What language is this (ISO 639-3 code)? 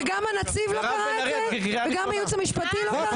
heb